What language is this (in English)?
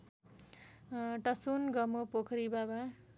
Nepali